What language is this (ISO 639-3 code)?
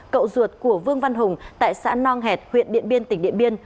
vie